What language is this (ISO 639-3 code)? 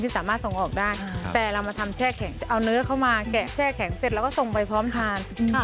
tha